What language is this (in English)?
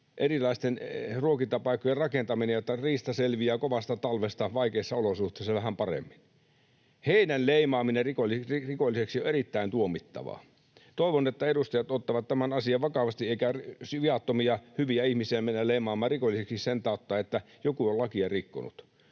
Finnish